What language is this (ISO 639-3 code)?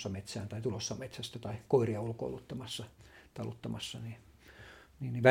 fin